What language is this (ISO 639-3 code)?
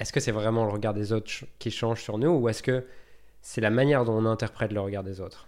fra